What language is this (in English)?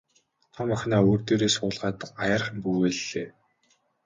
Mongolian